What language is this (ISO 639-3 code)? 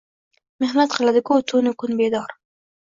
uzb